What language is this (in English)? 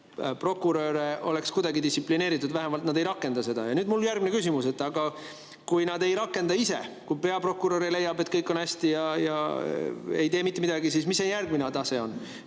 Estonian